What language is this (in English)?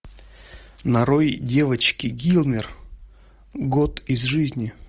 Russian